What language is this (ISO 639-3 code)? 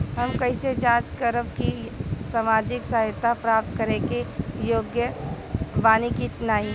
bho